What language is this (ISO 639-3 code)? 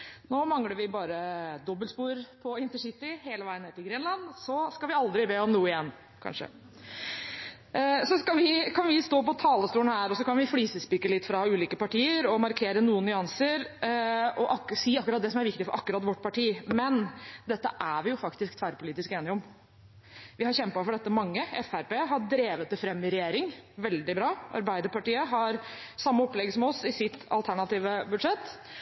nob